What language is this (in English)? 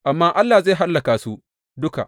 Hausa